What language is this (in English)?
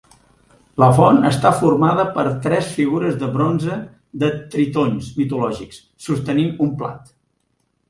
Catalan